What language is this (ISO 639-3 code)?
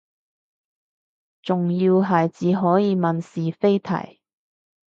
yue